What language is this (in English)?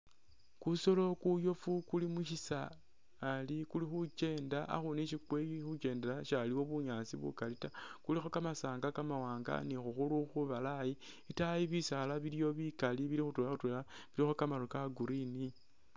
Masaaba